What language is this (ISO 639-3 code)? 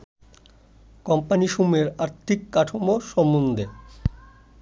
ben